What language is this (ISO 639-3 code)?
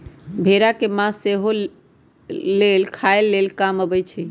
mag